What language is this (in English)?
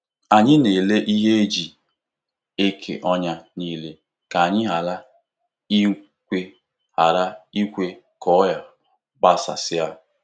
Igbo